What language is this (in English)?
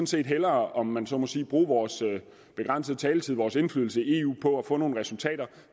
Danish